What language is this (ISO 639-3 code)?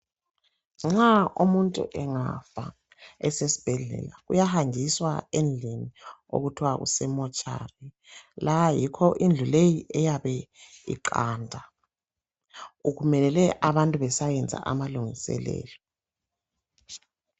nde